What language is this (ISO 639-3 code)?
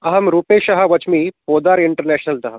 san